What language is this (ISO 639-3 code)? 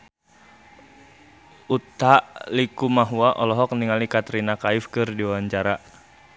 sun